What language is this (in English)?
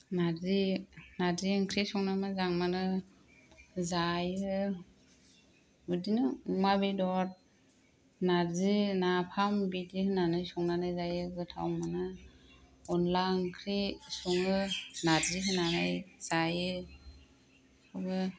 Bodo